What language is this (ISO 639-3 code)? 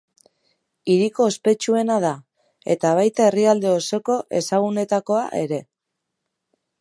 eus